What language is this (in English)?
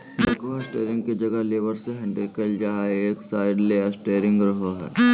Magahi